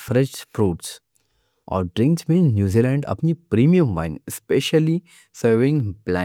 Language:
Deccan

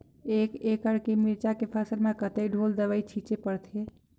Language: Chhattisgarhi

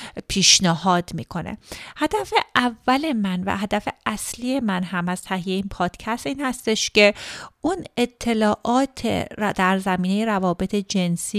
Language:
Persian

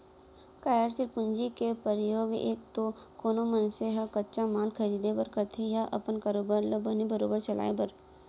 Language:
Chhattisgarhi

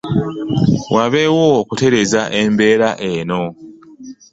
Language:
Ganda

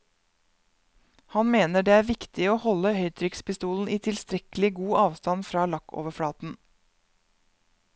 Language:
Norwegian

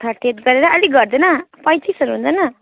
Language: Nepali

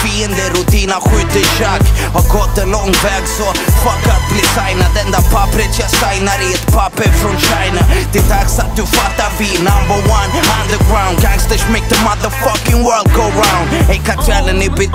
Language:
Swedish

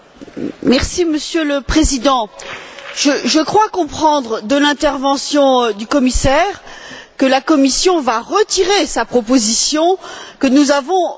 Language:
French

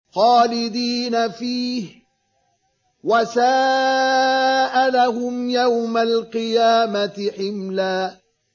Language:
Arabic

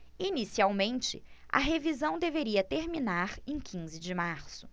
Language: Portuguese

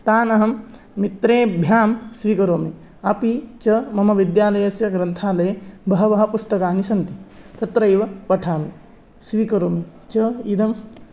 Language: Sanskrit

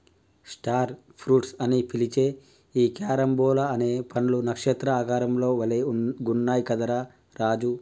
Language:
Telugu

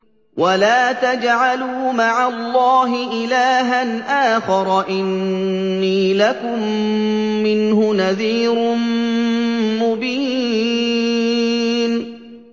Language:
Arabic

